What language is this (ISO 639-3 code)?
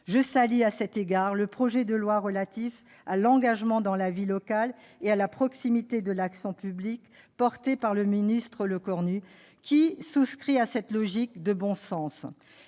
fra